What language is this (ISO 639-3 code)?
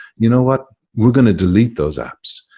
eng